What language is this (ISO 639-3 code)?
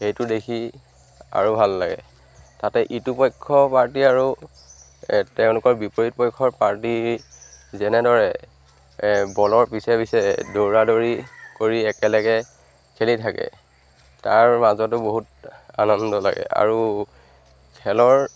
asm